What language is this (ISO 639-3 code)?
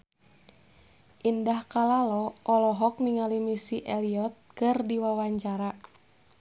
sun